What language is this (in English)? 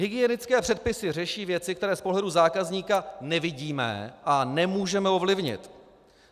Czech